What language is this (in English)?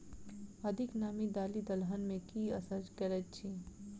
Maithili